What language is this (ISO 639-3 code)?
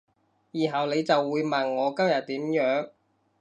yue